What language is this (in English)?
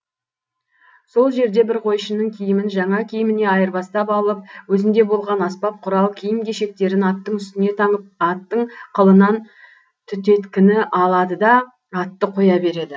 Kazakh